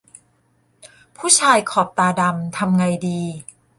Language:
Thai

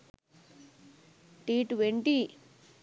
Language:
Sinhala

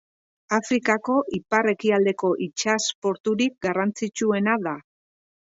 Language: Basque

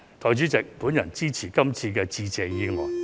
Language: Cantonese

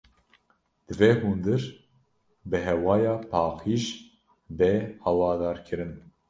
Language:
Kurdish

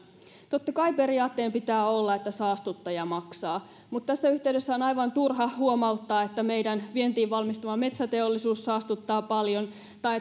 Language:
Finnish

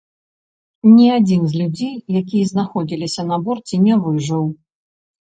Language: Belarusian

